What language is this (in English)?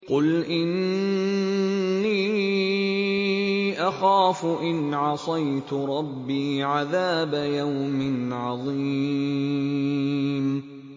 Arabic